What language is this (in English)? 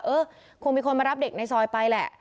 Thai